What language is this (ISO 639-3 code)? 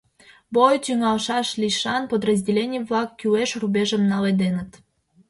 chm